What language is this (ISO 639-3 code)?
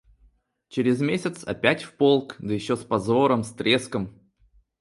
rus